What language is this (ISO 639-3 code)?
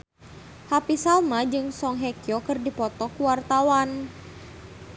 sun